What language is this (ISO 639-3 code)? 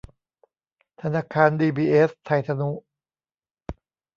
tha